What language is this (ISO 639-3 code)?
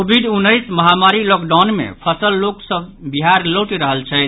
mai